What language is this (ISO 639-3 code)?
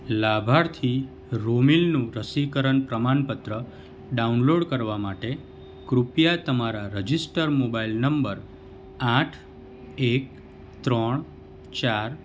guj